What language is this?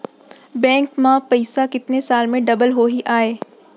Chhattisgarhi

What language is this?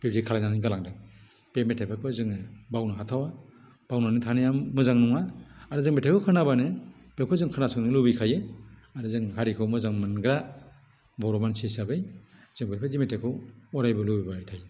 Bodo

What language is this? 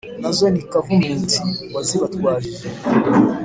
Kinyarwanda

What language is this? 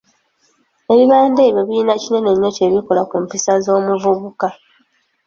Ganda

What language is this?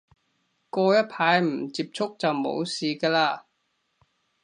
Cantonese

